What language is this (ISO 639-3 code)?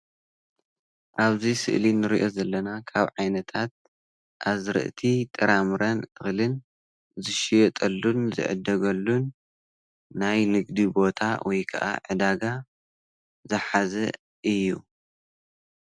tir